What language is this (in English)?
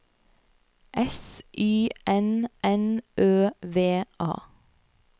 Norwegian